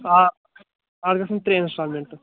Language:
Kashmiri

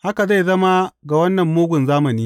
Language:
Hausa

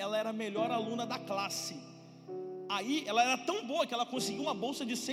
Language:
Portuguese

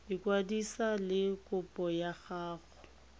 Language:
Tswana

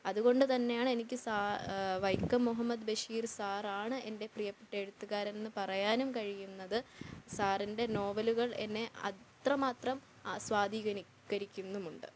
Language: Malayalam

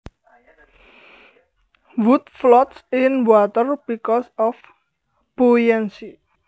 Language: Javanese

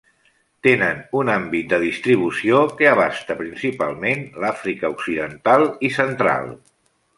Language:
Catalan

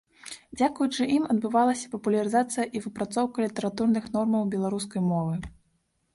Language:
Belarusian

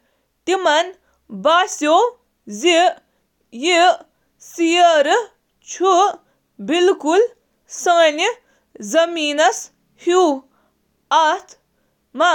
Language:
Kashmiri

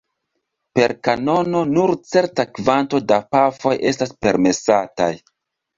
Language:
Esperanto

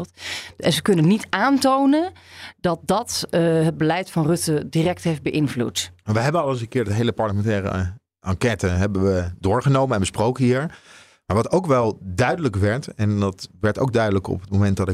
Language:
Dutch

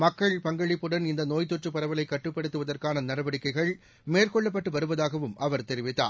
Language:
Tamil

